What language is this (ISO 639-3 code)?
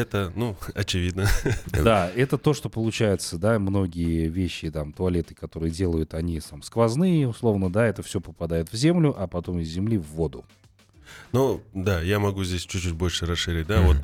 rus